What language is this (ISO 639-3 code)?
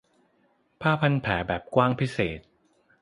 tha